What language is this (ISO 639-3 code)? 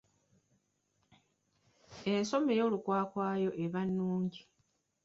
lug